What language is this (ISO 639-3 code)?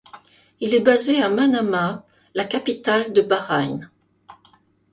fra